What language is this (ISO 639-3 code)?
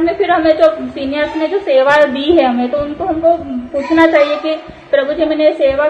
hin